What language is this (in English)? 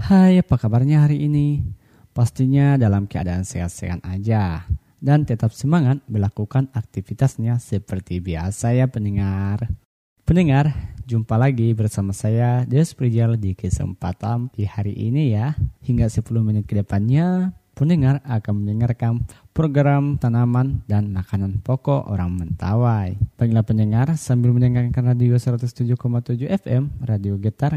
Indonesian